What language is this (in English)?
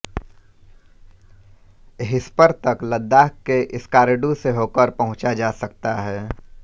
Hindi